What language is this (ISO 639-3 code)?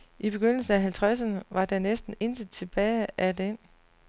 dan